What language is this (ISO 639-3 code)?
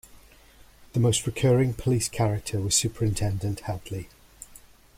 eng